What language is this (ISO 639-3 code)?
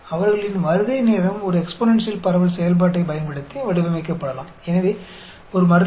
hin